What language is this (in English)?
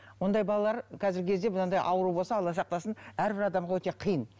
Kazakh